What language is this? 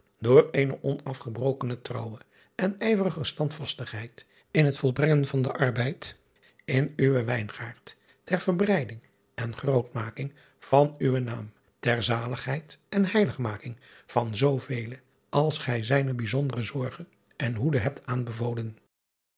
Dutch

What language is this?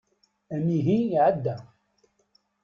Kabyle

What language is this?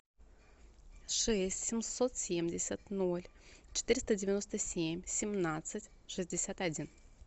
Russian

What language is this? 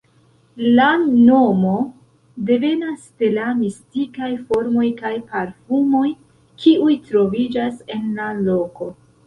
Esperanto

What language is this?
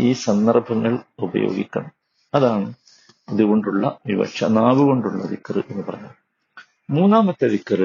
Malayalam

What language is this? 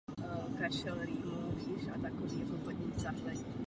Czech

